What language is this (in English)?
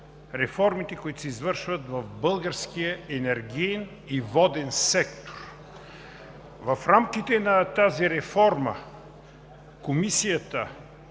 Bulgarian